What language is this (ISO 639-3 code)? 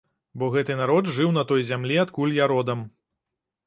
bel